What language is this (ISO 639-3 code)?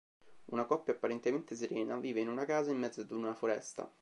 ita